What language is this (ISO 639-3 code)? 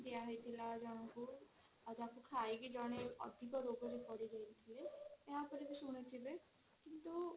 ori